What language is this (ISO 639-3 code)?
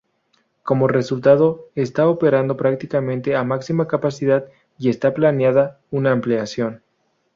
spa